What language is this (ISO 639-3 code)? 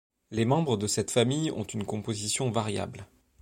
fra